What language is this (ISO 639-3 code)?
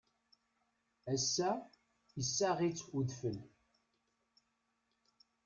kab